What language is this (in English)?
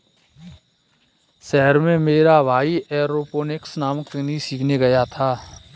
Hindi